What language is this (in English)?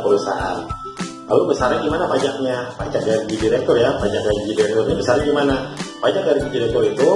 Indonesian